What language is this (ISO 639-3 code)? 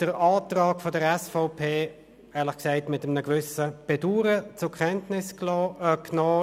gsw